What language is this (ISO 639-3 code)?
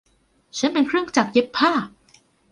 tha